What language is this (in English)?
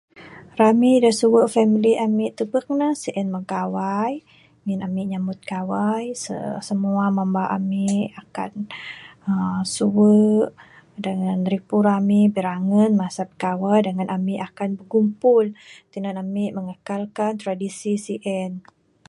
Bukar-Sadung Bidayuh